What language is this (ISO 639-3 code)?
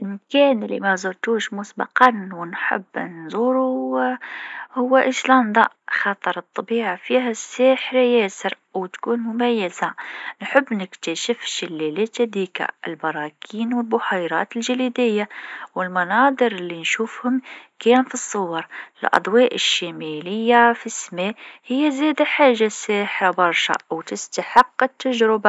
aeb